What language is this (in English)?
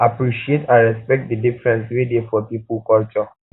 Nigerian Pidgin